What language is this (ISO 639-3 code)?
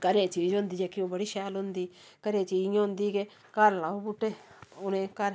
doi